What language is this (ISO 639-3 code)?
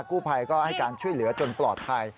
tha